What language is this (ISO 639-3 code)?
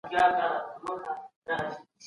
pus